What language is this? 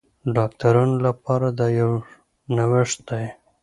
Pashto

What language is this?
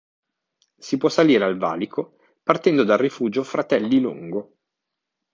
Italian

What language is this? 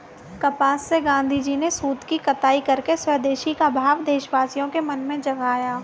Hindi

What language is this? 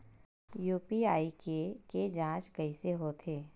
Chhattisgarhi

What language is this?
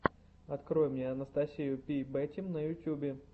Russian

